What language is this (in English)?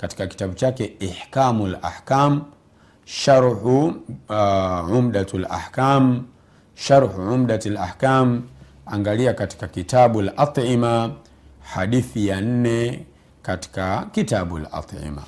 Swahili